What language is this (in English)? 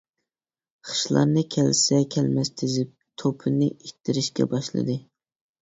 Uyghur